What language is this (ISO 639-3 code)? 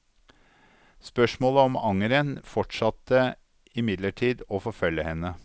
nor